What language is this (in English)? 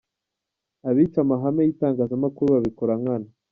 Kinyarwanda